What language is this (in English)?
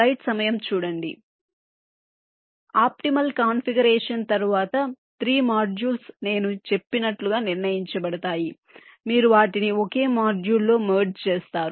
Telugu